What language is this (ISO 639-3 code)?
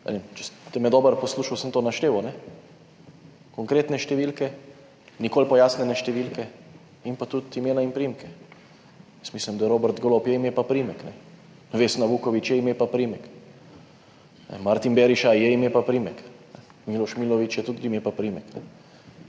slv